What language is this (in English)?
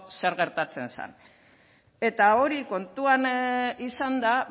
Basque